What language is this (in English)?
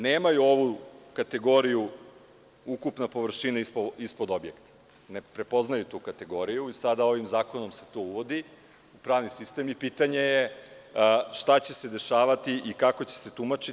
Serbian